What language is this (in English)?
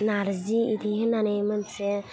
Bodo